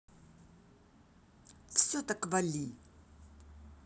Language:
Russian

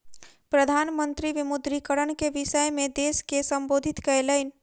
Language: Maithili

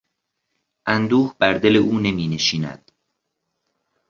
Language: Persian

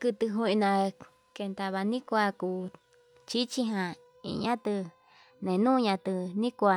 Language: Yutanduchi Mixtec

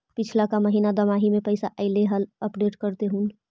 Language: Magahi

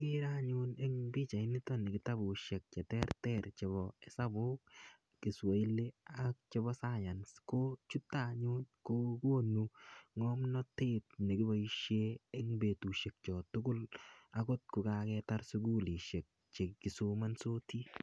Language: Kalenjin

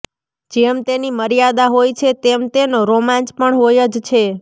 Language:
Gujarati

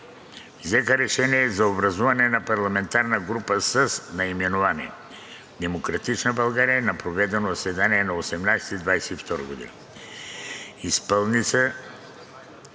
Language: Bulgarian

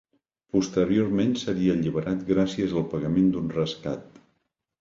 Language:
Catalan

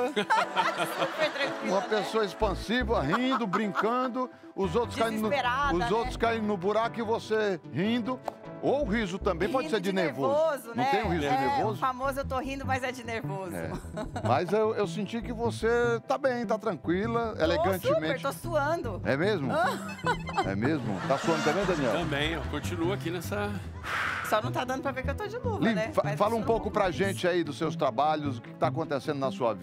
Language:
Portuguese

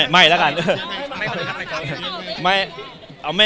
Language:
Thai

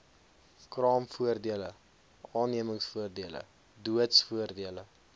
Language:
Afrikaans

